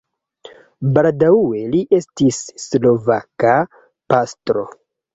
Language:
Esperanto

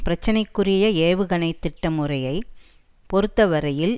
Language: Tamil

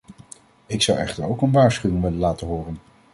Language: Dutch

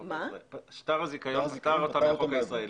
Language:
Hebrew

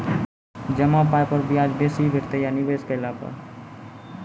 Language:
Maithili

